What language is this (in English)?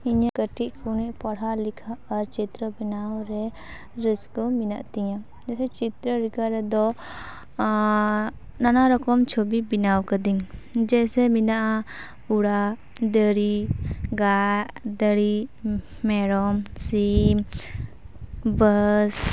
Santali